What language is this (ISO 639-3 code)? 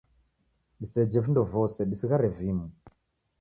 dav